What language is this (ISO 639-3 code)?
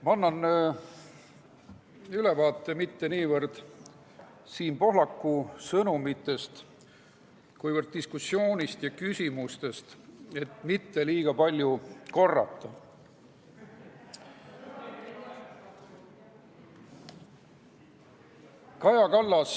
est